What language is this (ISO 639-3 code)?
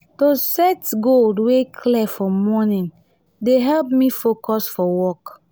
pcm